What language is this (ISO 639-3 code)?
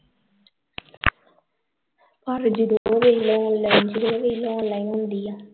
pan